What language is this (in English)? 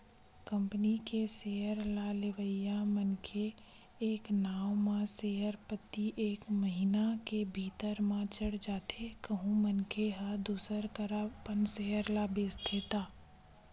Chhattisgarhi